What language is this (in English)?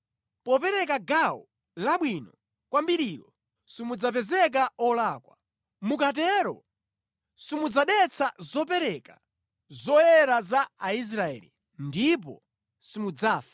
Nyanja